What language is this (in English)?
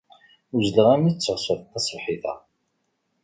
Kabyle